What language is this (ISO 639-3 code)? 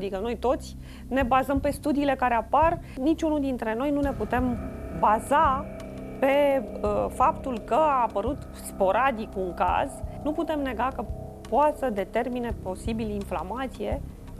ron